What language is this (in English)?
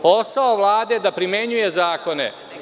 Serbian